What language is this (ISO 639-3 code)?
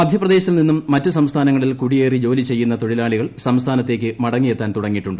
mal